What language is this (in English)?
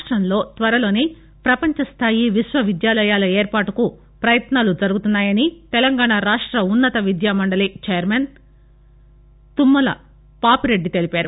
Telugu